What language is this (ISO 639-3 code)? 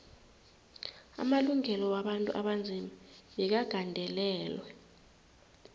nbl